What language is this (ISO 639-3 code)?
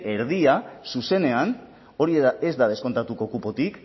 eus